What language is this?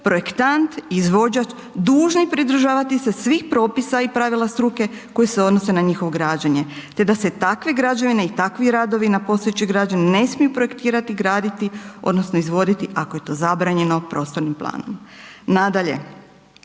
Croatian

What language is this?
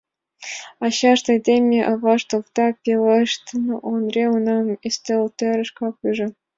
Mari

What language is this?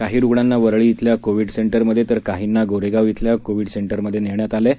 Marathi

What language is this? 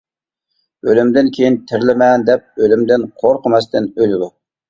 Uyghur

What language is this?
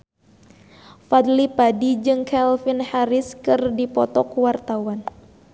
Sundanese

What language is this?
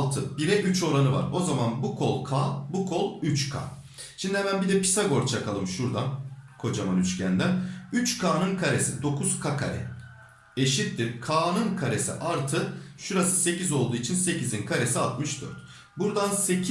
Turkish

